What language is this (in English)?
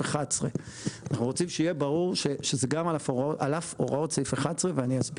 Hebrew